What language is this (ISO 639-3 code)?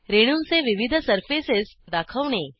mar